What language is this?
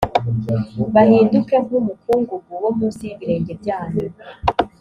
Kinyarwanda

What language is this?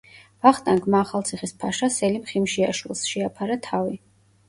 Georgian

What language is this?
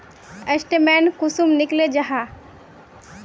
Magahi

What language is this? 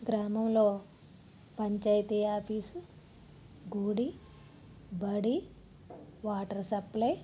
Telugu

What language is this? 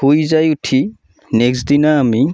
Assamese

